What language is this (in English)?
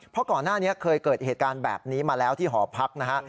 Thai